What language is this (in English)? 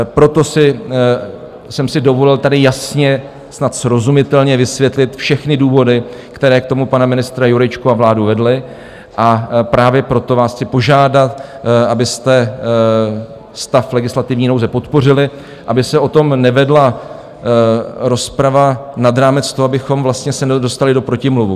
Czech